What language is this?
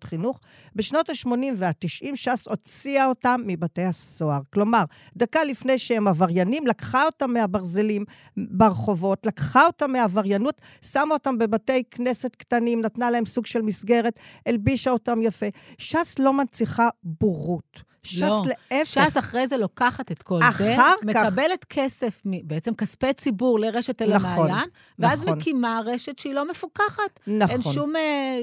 Hebrew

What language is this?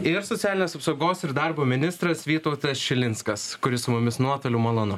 Lithuanian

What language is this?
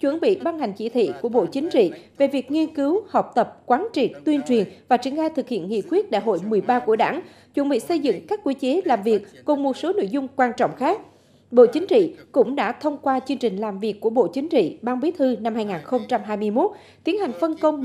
Vietnamese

